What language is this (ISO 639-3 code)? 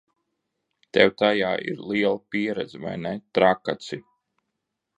lav